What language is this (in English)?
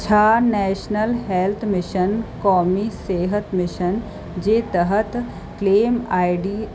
Sindhi